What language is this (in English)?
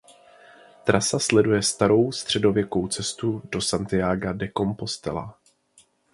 Czech